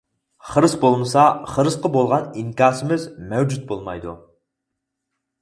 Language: Uyghur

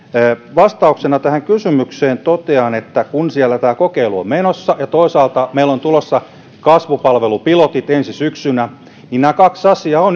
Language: Finnish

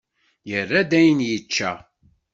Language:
Kabyle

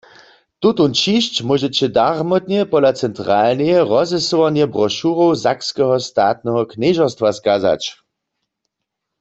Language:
Upper Sorbian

